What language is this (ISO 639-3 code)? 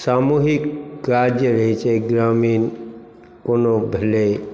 mai